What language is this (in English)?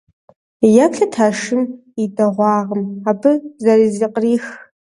Kabardian